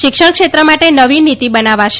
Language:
Gujarati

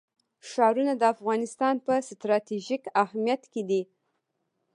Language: Pashto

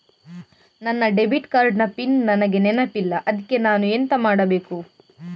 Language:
Kannada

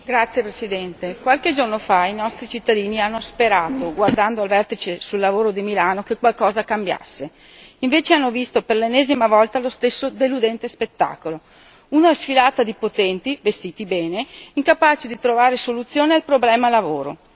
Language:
Italian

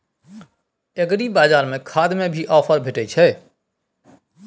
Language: Maithili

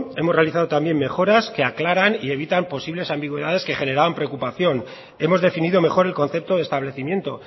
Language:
Spanish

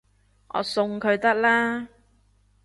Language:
Cantonese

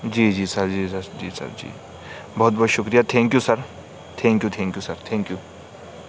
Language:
Urdu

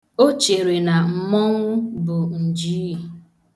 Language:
Igbo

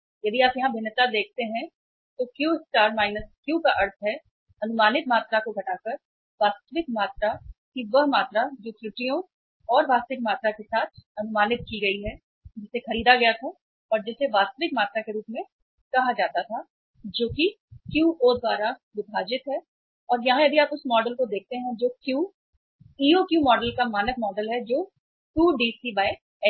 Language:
Hindi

